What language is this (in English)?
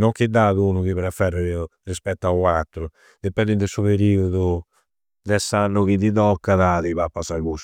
Campidanese Sardinian